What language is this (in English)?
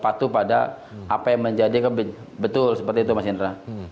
Indonesian